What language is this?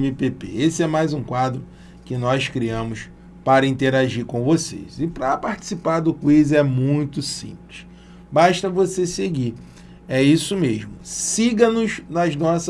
Portuguese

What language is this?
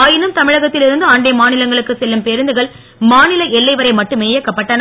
Tamil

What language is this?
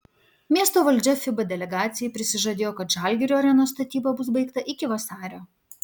Lithuanian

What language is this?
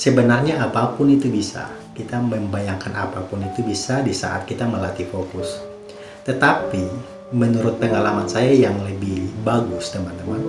Indonesian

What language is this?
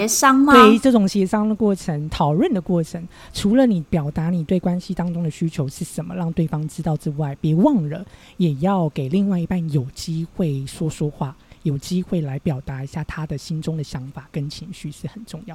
Chinese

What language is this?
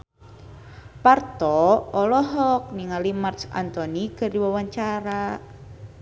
Sundanese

